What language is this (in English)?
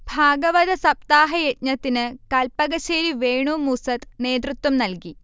Malayalam